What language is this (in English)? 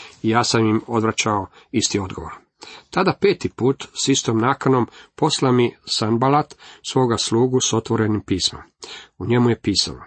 Croatian